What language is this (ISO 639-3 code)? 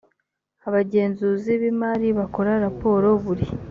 kin